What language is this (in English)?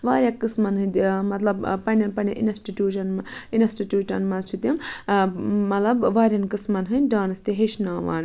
Kashmiri